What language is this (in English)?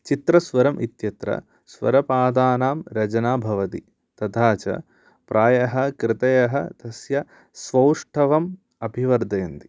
Sanskrit